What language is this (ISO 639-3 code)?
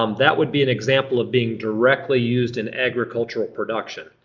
eng